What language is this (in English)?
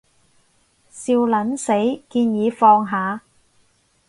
Cantonese